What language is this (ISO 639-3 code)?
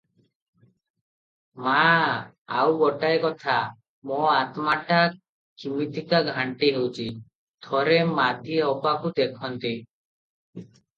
ori